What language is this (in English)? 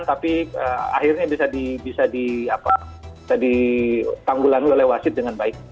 Indonesian